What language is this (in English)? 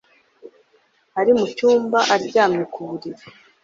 Kinyarwanda